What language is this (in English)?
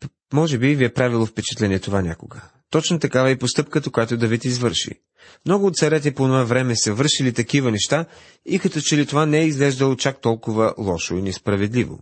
Bulgarian